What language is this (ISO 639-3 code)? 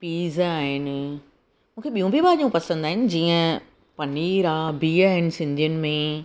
snd